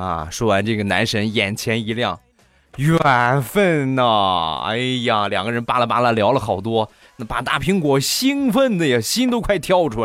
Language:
Chinese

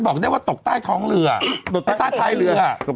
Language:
Thai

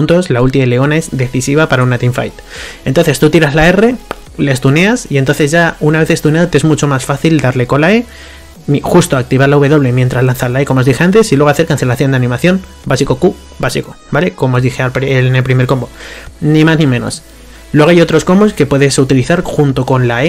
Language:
Spanish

